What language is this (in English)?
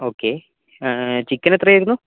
Malayalam